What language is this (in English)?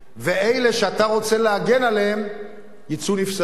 Hebrew